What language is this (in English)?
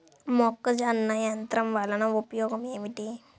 Telugu